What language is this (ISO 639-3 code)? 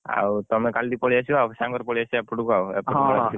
ori